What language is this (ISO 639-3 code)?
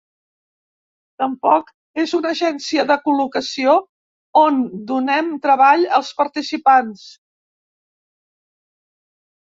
cat